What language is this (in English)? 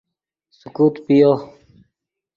Yidgha